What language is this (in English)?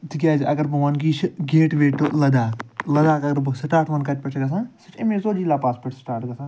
Kashmiri